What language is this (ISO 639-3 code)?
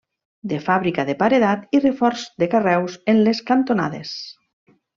cat